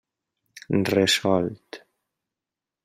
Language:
Catalan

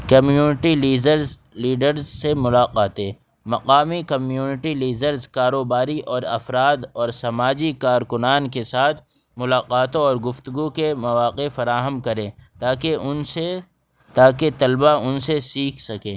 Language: Urdu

